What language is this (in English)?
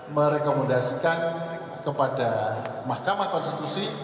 Indonesian